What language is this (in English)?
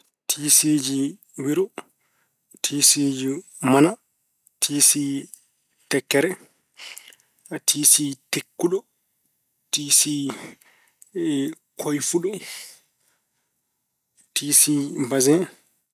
Fula